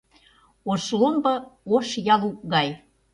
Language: Mari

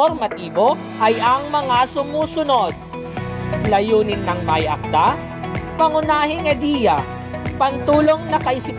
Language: Filipino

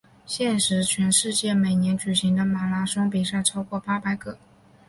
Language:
Chinese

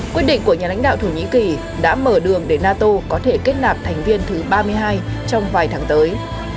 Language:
Vietnamese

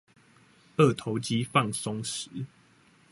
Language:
Chinese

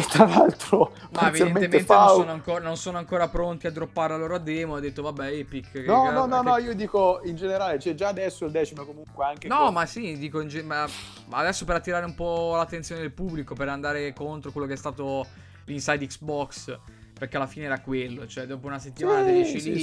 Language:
Italian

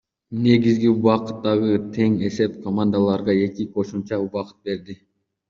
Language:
Kyrgyz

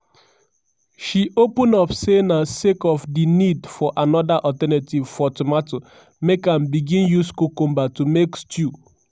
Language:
Nigerian Pidgin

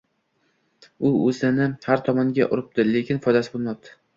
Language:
Uzbek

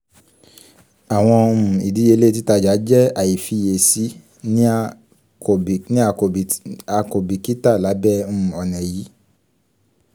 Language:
Yoruba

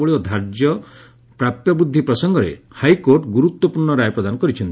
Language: Odia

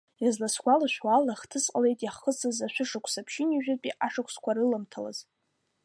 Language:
Abkhazian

